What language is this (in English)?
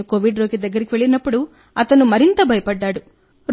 Telugu